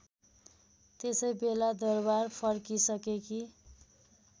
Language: Nepali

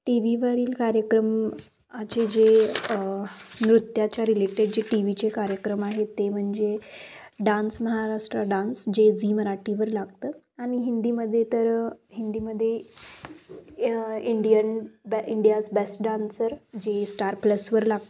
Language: Marathi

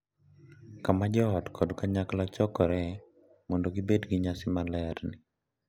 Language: Luo (Kenya and Tanzania)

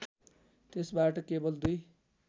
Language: Nepali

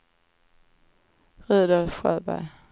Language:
Swedish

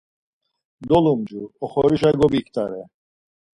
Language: Laz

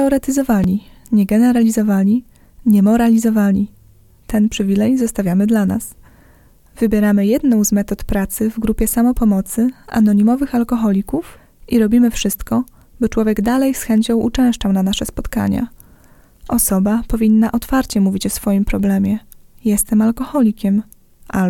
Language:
Polish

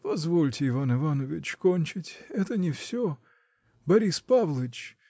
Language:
Russian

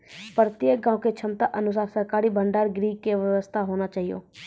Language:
Maithili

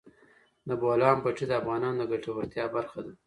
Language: Pashto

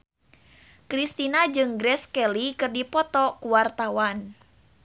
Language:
Sundanese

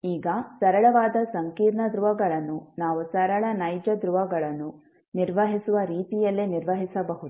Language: Kannada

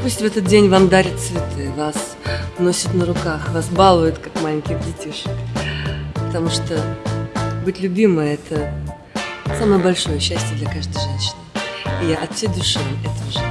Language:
Russian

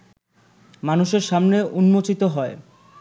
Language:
Bangla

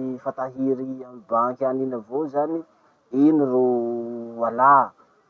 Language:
Masikoro Malagasy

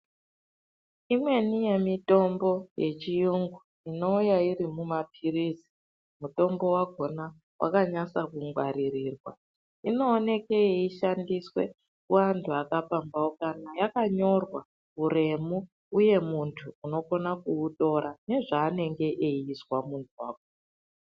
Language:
Ndau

